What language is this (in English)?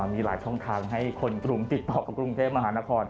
Thai